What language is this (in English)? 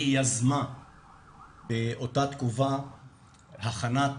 Hebrew